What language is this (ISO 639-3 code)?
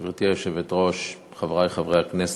heb